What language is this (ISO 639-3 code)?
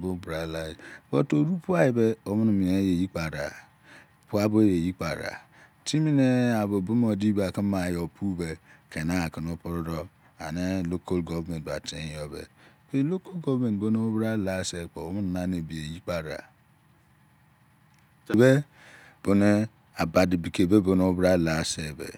ijc